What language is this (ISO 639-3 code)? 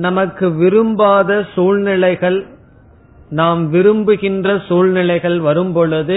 tam